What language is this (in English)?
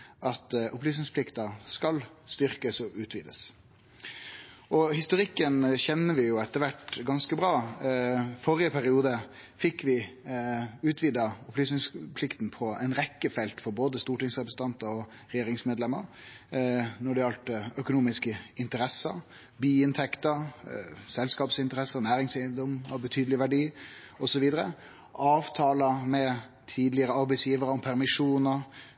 Norwegian Nynorsk